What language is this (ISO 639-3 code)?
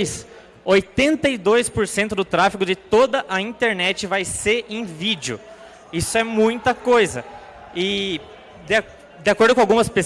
por